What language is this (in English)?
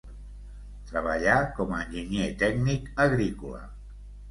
Catalan